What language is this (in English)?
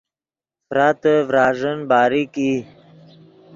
Yidgha